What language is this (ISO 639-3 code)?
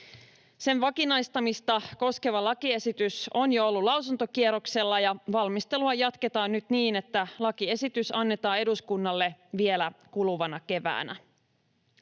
fin